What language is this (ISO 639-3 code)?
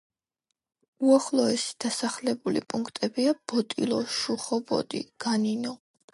kat